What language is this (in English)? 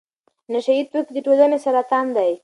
Pashto